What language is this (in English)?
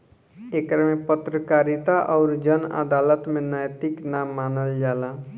Bhojpuri